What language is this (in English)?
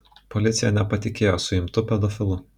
Lithuanian